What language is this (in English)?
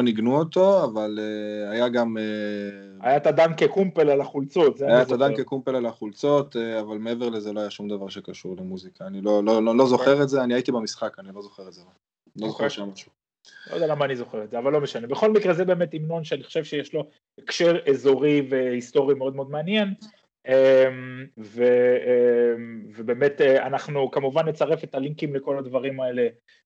Hebrew